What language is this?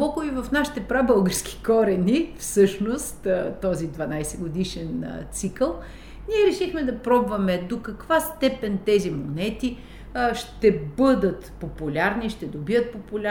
Bulgarian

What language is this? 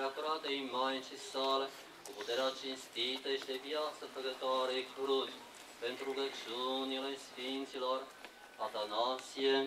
Romanian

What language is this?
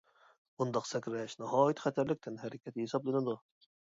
Uyghur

